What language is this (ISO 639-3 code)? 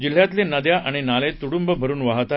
mar